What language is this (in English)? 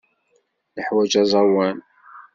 Kabyle